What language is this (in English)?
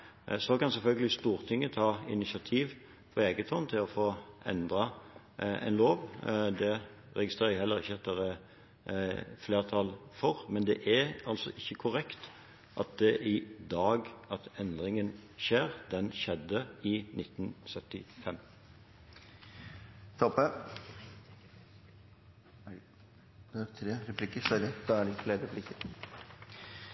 Norwegian Bokmål